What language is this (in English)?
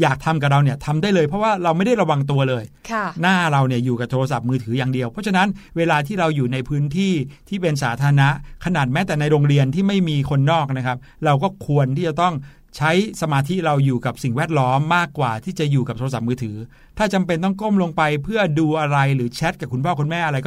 Thai